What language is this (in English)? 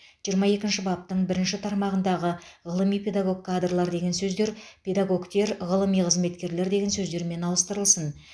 Kazakh